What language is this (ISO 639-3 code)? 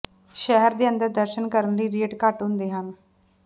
pan